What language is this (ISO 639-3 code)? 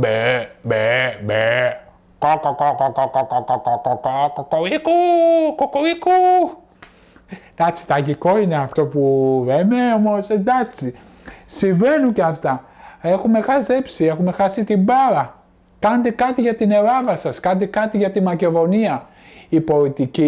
ell